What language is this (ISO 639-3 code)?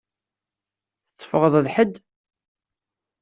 kab